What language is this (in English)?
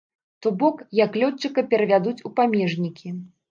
Belarusian